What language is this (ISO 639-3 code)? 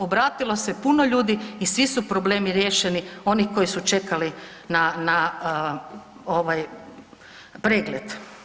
hrv